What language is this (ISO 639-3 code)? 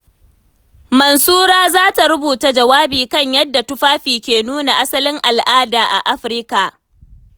hau